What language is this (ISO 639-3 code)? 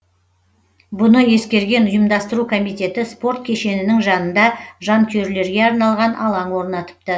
kaz